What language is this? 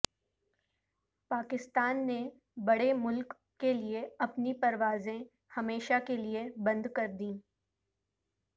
Urdu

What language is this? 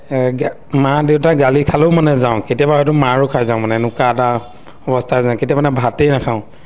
Assamese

